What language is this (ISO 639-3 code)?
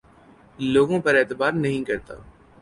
urd